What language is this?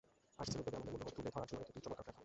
Bangla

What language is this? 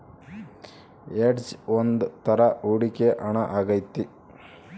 Kannada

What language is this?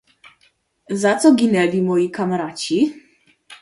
Polish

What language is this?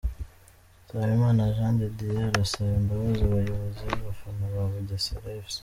Kinyarwanda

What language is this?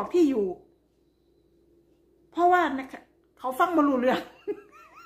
Thai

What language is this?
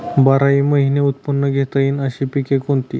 Marathi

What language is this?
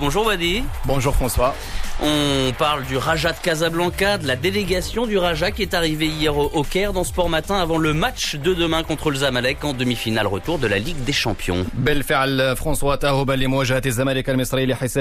Arabic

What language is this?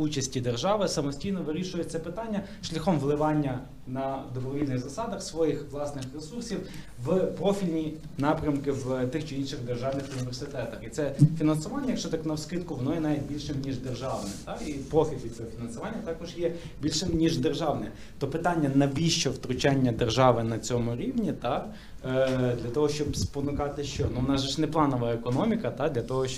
Ukrainian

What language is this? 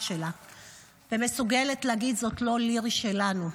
Hebrew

